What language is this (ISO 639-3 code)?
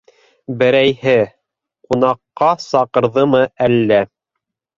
bak